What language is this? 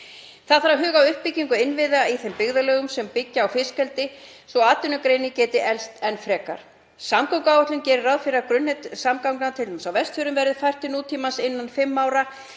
Icelandic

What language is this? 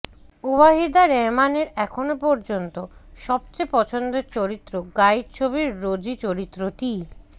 Bangla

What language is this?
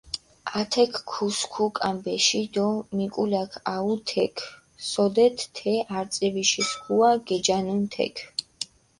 Mingrelian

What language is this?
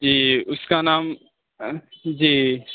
Urdu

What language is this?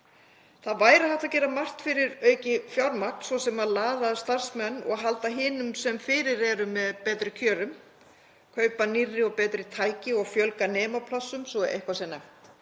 Icelandic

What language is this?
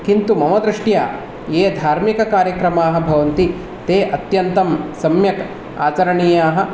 Sanskrit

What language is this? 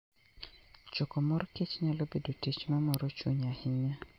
Luo (Kenya and Tanzania)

